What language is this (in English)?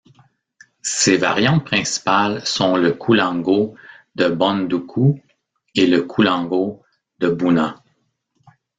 French